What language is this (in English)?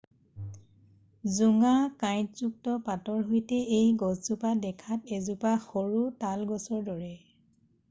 Assamese